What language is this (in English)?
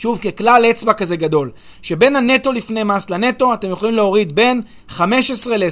Hebrew